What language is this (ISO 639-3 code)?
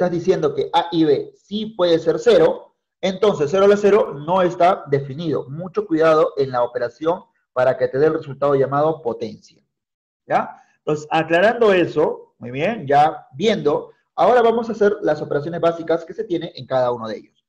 spa